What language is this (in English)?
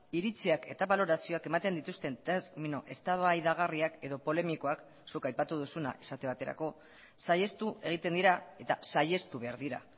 Basque